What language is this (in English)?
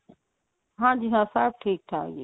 Punjabi